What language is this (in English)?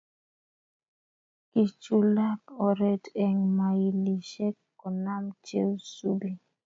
Kalenjin